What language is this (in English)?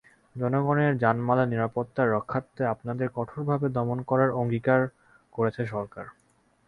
Bangla